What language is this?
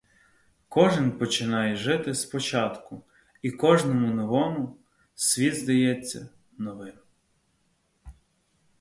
Ukrainian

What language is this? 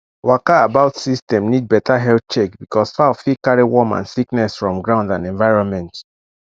Nigerian Pidgin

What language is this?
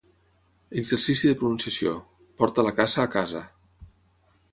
Catalan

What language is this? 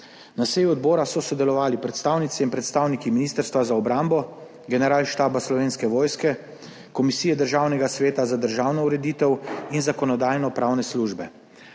Slovenian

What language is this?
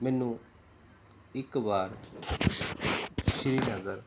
Punjabi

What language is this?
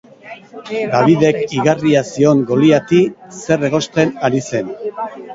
Basque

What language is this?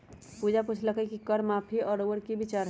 Magahi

